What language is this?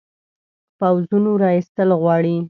Pashto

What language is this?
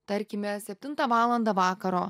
Lithuanian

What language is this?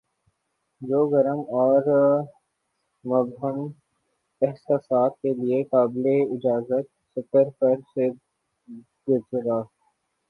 Urdu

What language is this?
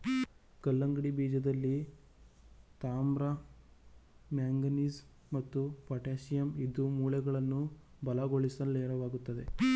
Kannada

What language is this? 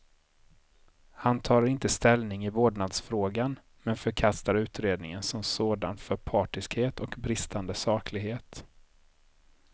Swedish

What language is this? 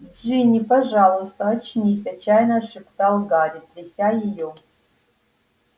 Russian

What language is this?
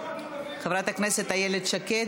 Hebrew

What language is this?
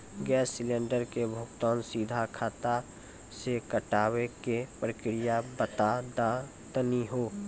Maithili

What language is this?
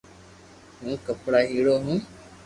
Loarki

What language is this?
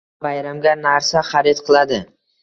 Uzbek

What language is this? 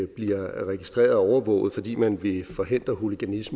Danish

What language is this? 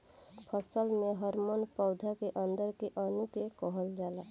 Bhojpuri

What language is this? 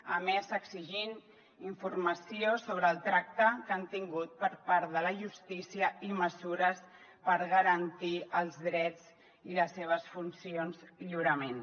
Catalan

